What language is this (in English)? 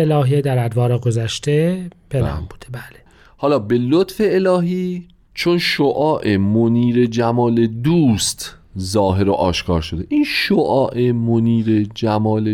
Persian